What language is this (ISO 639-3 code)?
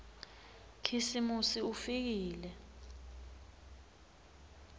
ssw